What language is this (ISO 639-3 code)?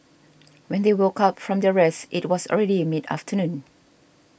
eng